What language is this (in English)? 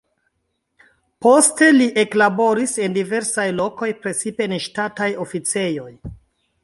Esperanto